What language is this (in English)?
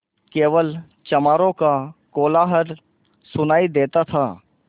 Hindi